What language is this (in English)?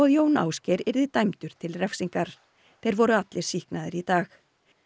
Icelandic